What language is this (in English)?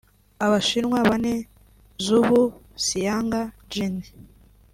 Kinyarwanda